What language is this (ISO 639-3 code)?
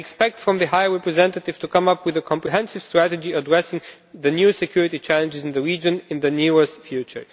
eng